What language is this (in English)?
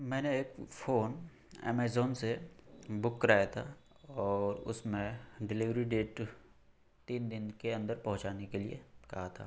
Urdu